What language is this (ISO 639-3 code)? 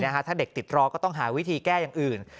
tha